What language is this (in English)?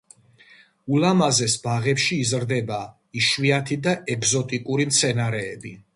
Georgian